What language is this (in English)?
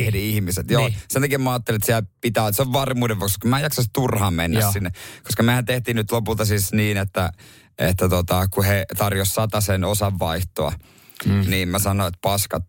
Finnish